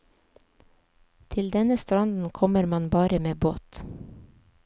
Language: Norwegian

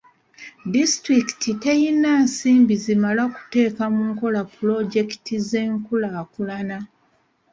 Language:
Ganda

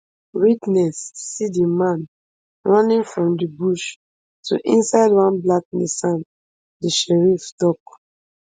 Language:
Nigerian Pidgin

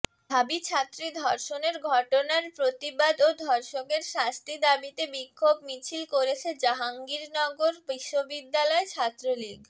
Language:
Bangla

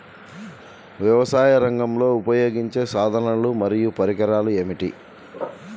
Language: Telugu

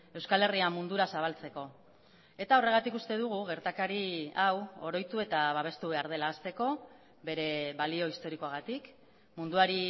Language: Basque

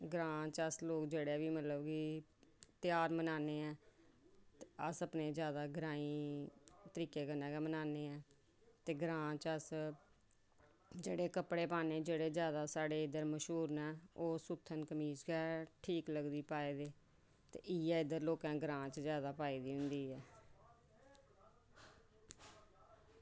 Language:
Dogri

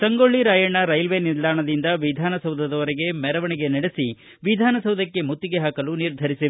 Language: Kannada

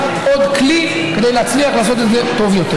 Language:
Hebrew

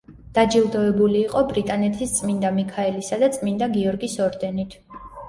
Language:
Georgian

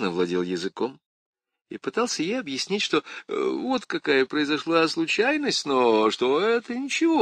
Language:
Russian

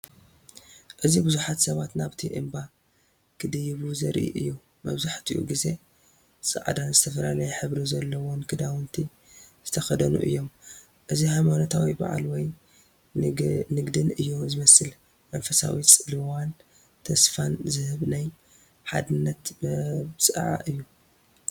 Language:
Tigrinya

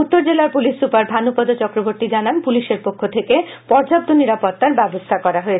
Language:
Bangla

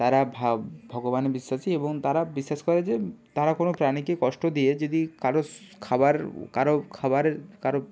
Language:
Bangla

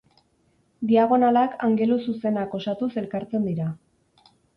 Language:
Basque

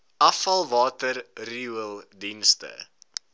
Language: Afrikaans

